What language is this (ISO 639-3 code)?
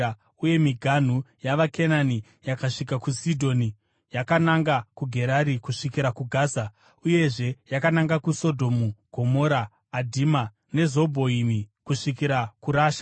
sna